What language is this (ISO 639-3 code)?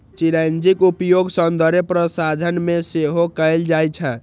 mai